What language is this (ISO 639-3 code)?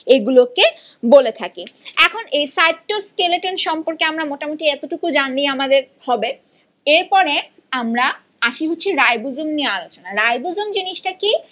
ben